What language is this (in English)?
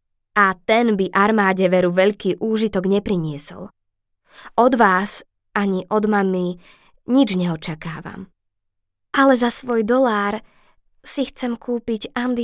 Slovak